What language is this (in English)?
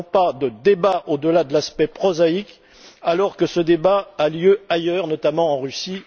French